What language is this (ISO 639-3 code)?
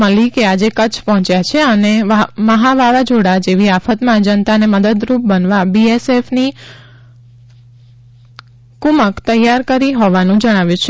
guj